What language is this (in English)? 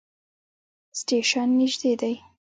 Pashto